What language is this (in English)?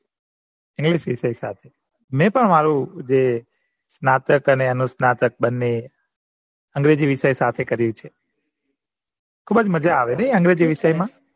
Gujarati